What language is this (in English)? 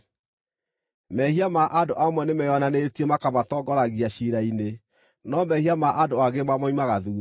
Kikuyu